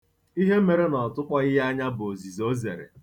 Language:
Igbo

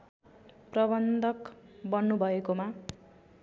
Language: Nepali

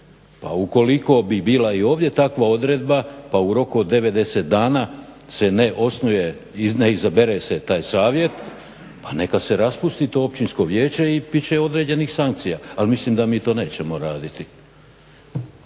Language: Croatian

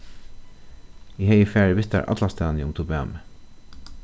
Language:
Faroese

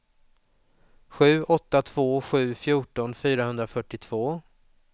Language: Swedish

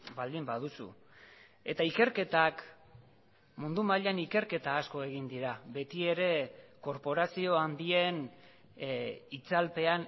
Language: Basque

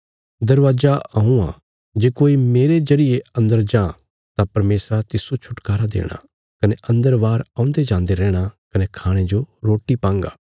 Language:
Bilaspuri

